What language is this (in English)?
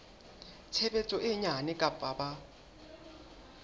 Southern Sotho